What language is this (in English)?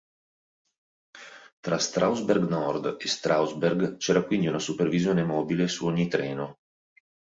Italian